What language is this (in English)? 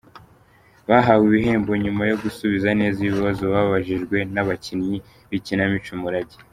Kinyarwanda